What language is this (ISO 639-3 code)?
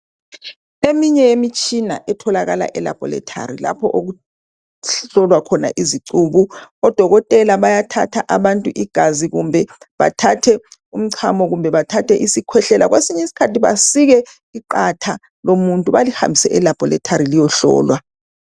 nde